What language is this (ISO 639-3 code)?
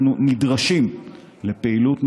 heb